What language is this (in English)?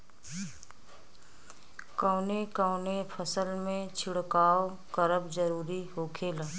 Bhojpuri